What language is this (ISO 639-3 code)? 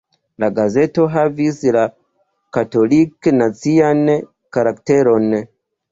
epo